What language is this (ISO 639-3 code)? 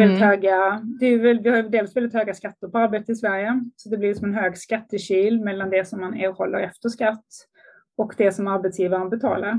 swe